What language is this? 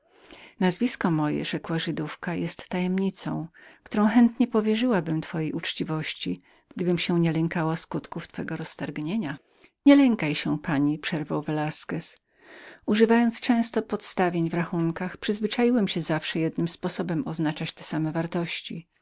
Polish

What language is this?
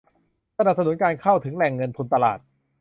Thai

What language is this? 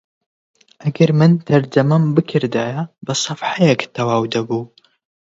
Central Kurdish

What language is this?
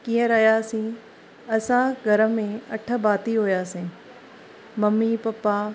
Sindhi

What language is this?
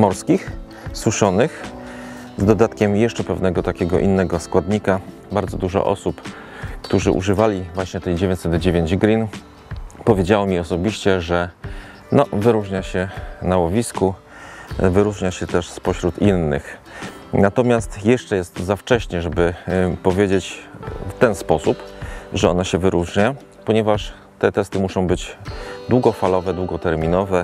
Polish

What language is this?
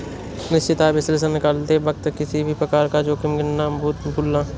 Hindi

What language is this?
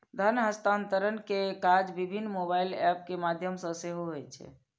Maithili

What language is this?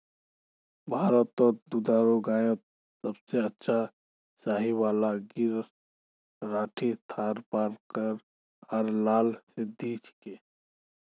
Magahi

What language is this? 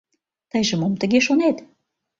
Mari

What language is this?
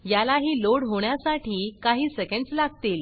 Marathi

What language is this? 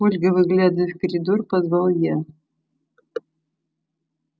Russian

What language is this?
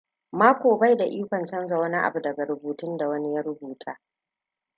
Hausa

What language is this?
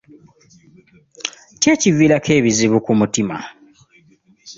Ganda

